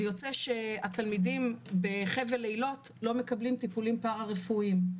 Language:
Hebrew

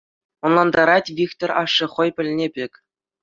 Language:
Chuvash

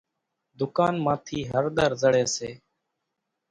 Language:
Kachi Koli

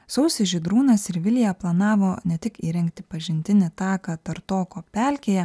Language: Lithuanian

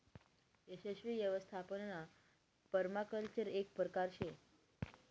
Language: Marathi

